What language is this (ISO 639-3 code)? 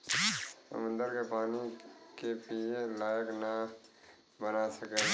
bho